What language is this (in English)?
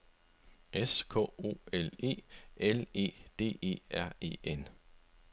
Danish